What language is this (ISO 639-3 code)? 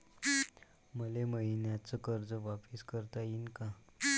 mar